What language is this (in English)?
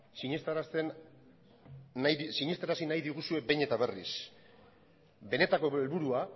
Basque